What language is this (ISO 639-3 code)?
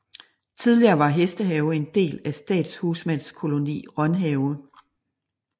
dan